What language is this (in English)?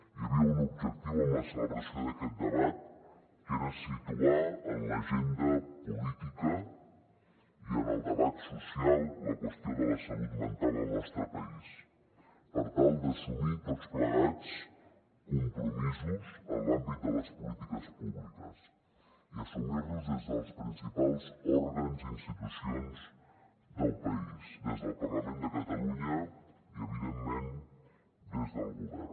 Catalan